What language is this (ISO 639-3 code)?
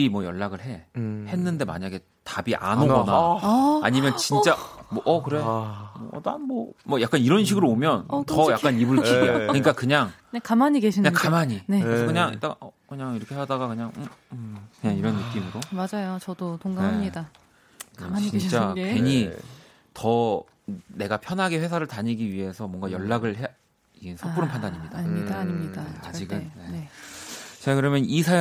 kor